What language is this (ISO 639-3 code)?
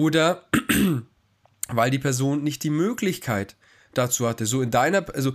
deu